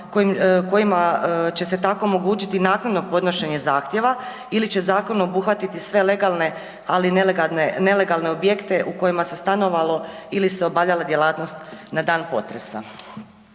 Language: Croatian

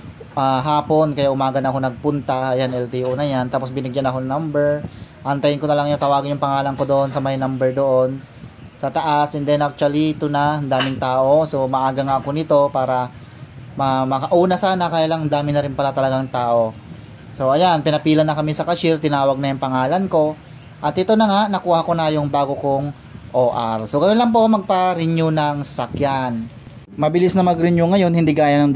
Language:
Filipino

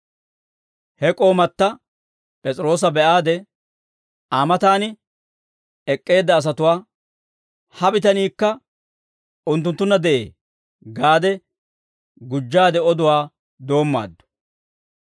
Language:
Dawro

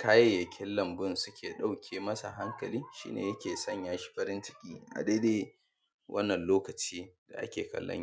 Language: Hausa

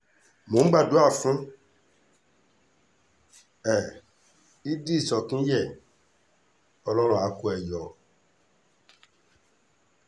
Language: Yoruba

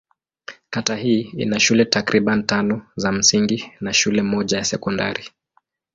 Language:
Swahili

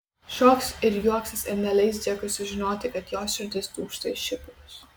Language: Lithuanian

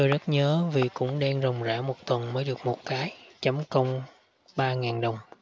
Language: Vietnamese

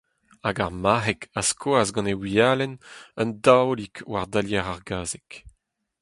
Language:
Breton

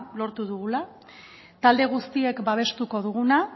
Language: Basque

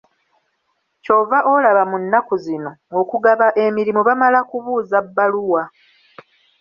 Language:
Ganda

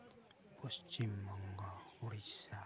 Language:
Santali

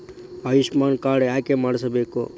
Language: Kannada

